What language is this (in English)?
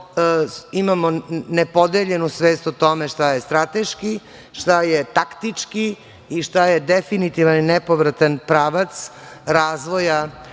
Serbian